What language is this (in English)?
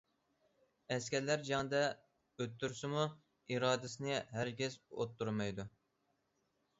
Uyghur